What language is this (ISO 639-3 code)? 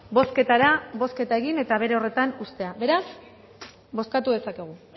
eus